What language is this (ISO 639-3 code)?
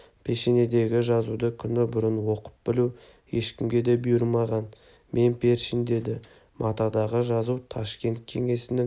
kaz